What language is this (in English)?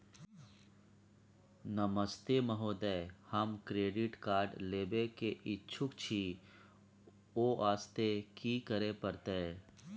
Maithili